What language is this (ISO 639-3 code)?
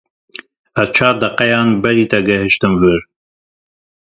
kur